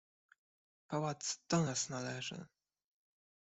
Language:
Polish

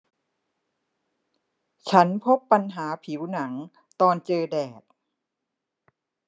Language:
Thai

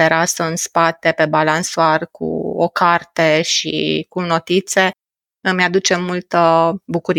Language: Romanian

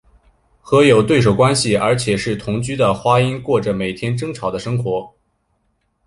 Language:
Chinese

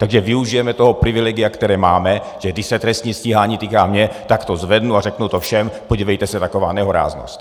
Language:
Czech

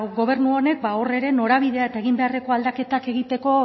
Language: Basque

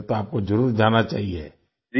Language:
Hindi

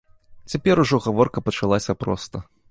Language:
Belarusian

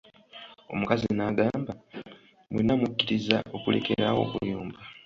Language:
Ganda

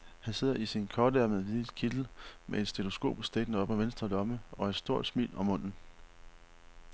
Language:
Danish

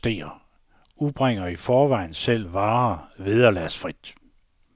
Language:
Danish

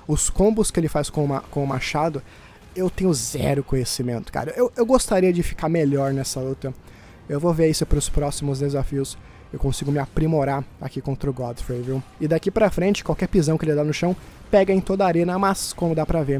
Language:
Portuguese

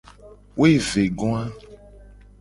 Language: Gen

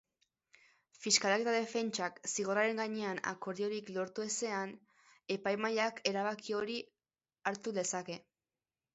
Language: Basque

